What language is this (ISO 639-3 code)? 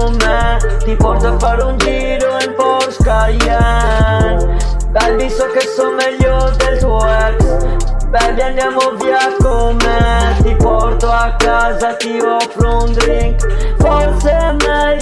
ita